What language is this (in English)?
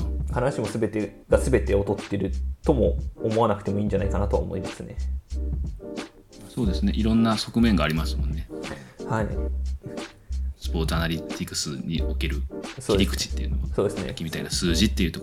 Japanese